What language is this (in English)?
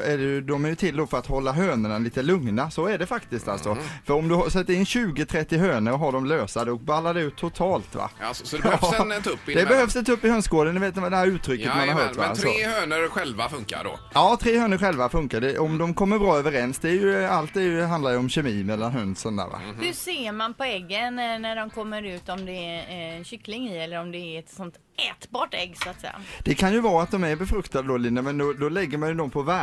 Swedish